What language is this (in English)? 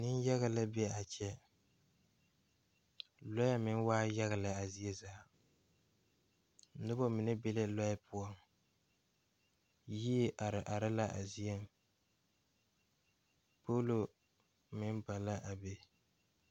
Southern Dagaare